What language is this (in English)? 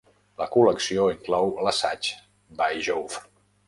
Catalan